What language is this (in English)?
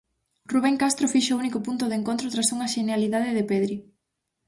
Galician